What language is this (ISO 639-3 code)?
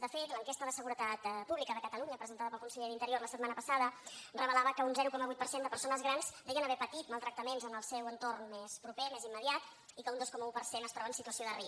cat